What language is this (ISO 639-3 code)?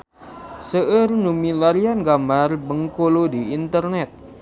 sun